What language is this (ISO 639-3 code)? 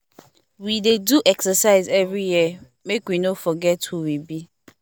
pcm